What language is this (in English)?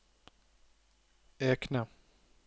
Norwegian